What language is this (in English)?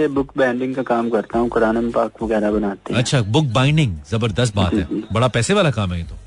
Hindi